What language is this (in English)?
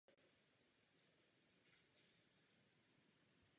Czech